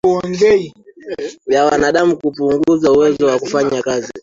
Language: Swahili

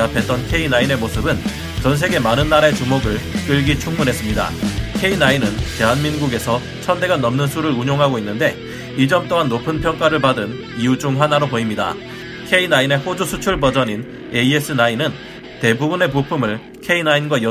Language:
Korean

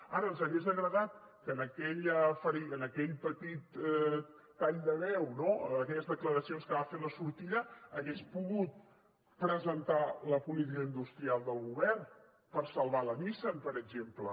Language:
Catalan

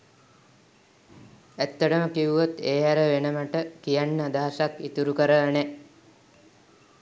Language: Sinhala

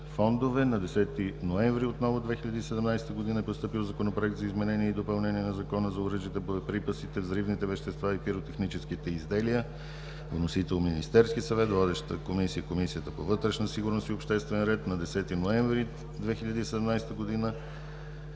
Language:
Bulgarian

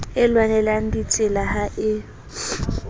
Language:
Southern Sotho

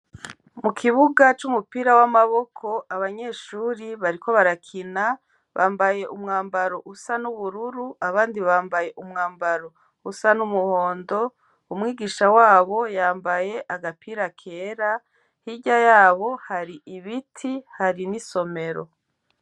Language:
Rundi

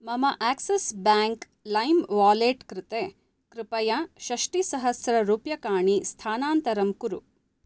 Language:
Sanskrit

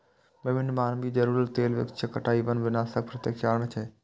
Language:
Maithili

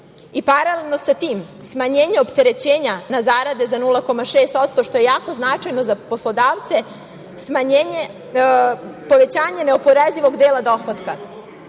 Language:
Serbian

